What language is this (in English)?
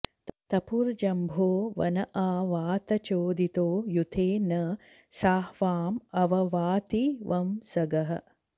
Sanskrit